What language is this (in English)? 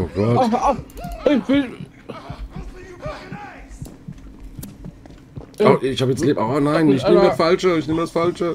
German